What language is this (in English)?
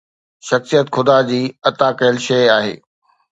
Sindhi